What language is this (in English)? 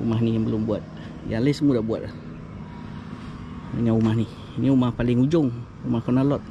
Malay